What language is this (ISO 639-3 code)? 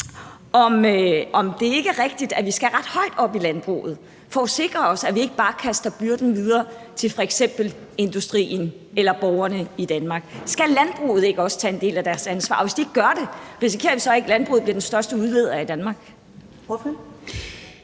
dan